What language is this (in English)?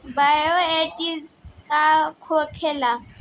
Bhojpuri